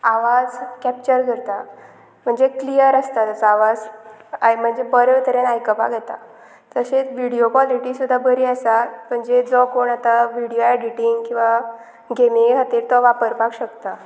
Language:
Konkani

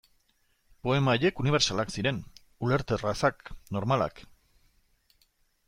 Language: Basque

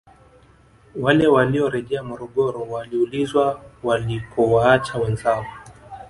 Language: Swahili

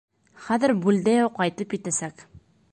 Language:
Bashkir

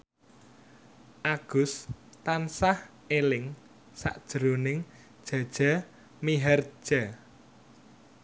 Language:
Javanese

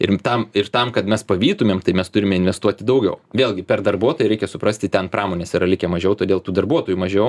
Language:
Lithuanian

